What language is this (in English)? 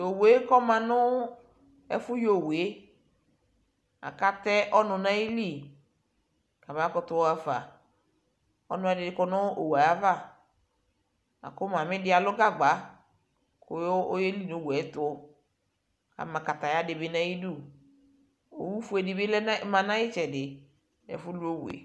Ikposo